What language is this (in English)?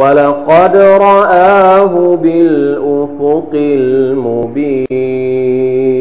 Thai